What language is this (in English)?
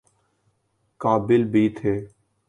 Urdu